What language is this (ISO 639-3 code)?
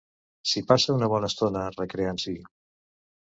cat